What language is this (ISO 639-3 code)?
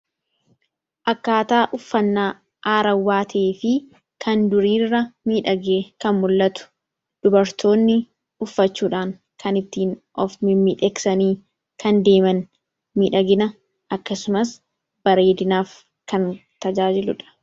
orm